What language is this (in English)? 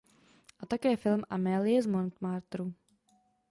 Czech